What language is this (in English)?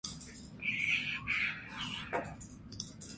Armenian